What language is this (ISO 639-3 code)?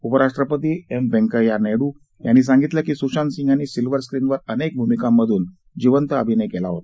mar